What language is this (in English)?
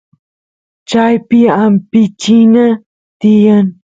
Santiago del Estero Quichua